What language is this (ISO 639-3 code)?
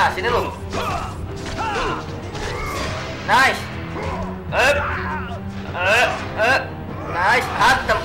ind